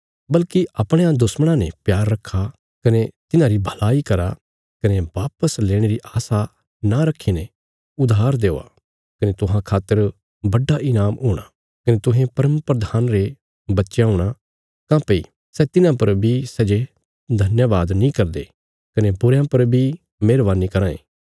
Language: Bilaspuri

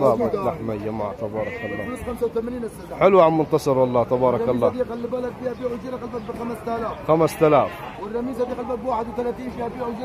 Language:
Arabic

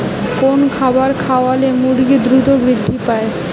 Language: Bangla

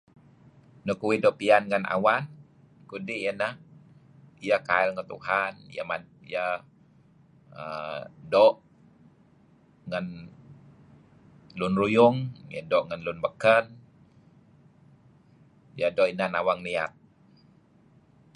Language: Kelabit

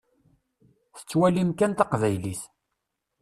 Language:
Kabyle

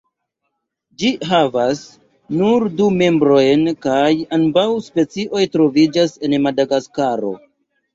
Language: Esperanto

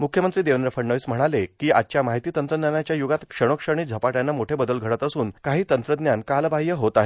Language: Marathi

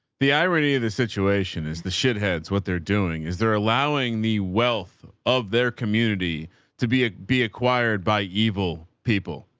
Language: English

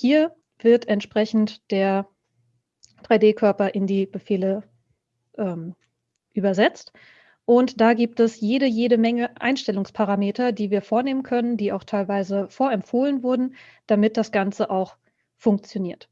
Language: German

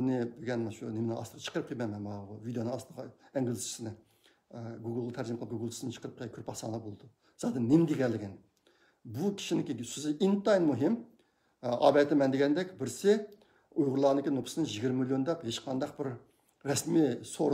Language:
Turkish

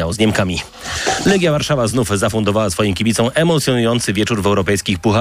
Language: Polish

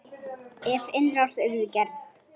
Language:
Icelandic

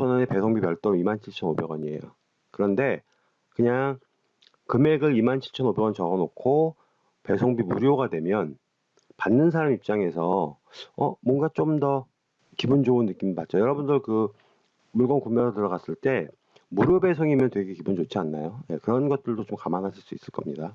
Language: Korean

